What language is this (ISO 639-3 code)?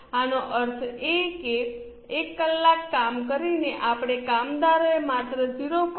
guj